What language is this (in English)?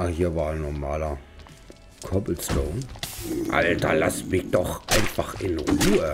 German